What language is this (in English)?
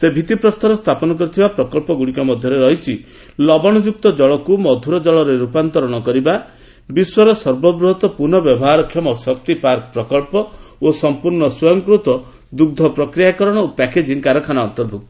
Odia